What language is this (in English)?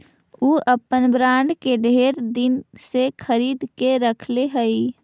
Magahi